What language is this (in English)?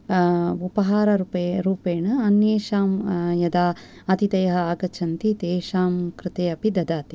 Sanskrit